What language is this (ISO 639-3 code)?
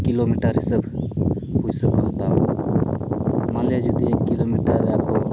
sat